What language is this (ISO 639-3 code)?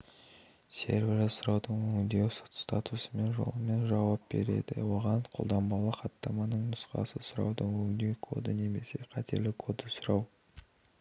kaz